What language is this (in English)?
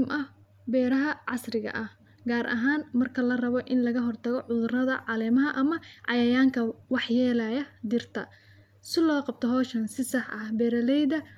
Somali